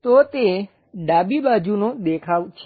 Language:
Gujarati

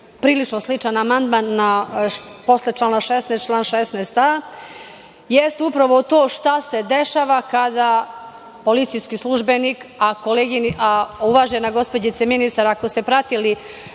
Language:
Serbian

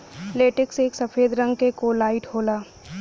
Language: Bhojpuri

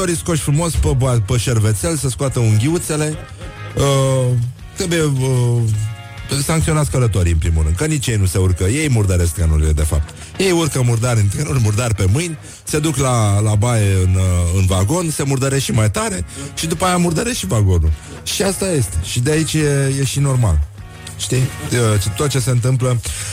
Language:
Romanian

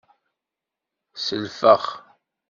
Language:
Kabyle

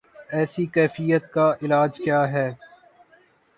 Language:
Urdu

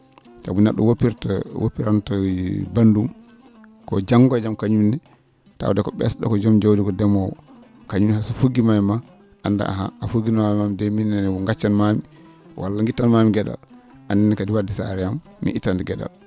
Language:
Fula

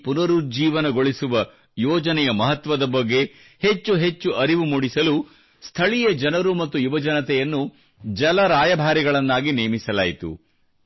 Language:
Kannada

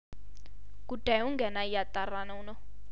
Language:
Amharic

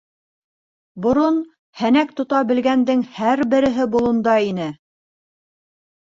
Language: Bashkir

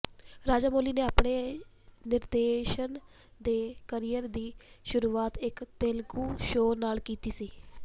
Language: Punjabi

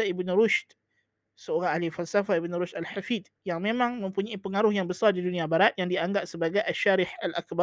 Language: Malay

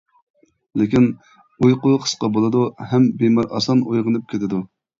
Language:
Uyghur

